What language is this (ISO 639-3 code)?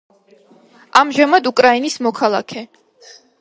kat